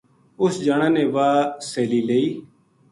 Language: Gujari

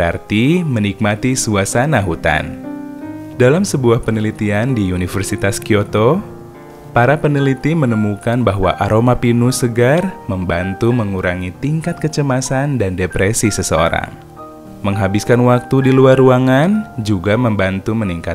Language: Indonesian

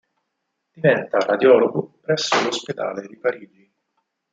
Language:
Italian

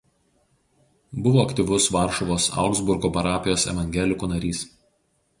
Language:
Lithuanian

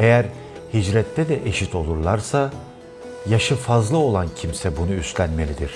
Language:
Turkish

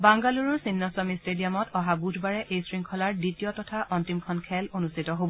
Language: Assamese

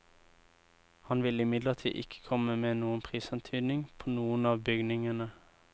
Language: Norwegian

